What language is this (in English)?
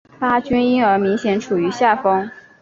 Chinese